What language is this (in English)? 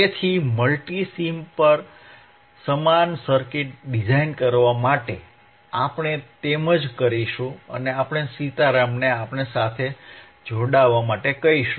Gujarati